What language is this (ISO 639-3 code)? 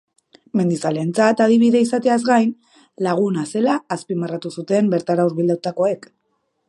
eus